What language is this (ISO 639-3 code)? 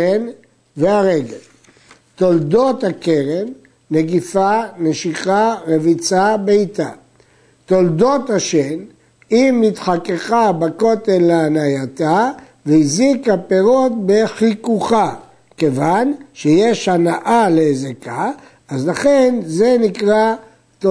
heb